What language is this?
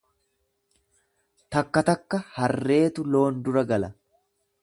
Oromo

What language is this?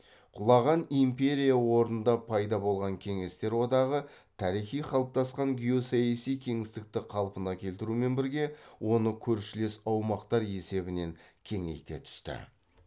Kazakh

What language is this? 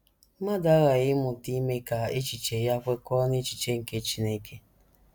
Igbo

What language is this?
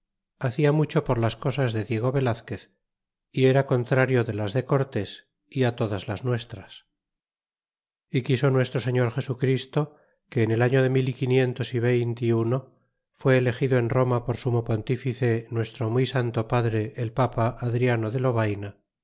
Spanish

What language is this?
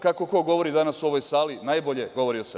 Serbian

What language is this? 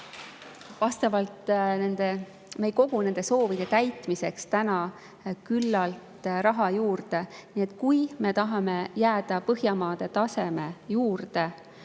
Estonian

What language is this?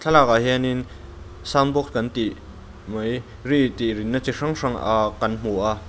Mizo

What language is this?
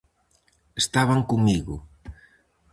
Galician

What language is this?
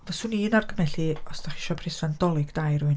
Welsh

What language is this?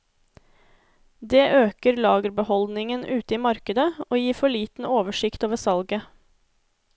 Norwegian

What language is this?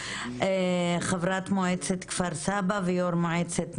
Hebrew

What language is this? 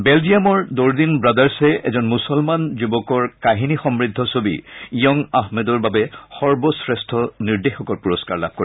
Assamese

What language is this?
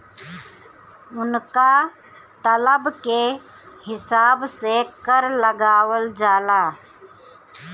Bhojpuri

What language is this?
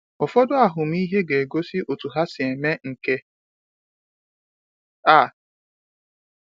Igbo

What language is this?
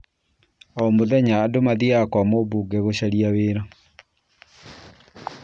Kikuyu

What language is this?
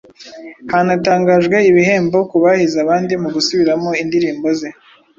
Kinyarwanda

